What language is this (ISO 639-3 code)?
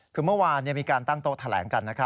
tha